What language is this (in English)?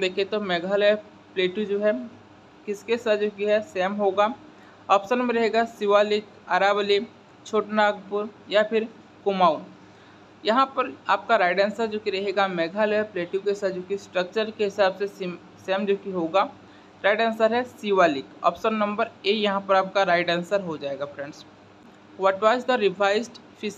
Hindi